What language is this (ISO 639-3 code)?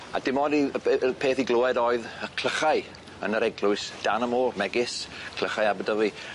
cym